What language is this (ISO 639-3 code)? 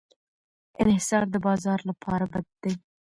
pus